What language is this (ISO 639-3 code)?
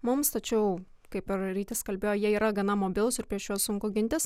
lit